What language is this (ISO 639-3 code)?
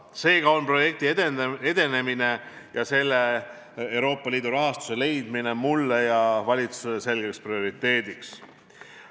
est